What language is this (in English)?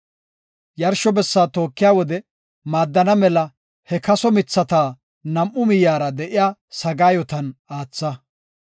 Gofa